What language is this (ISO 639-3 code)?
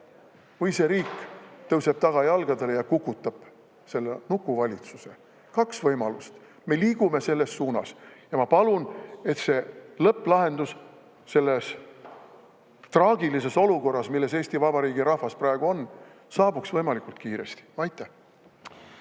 est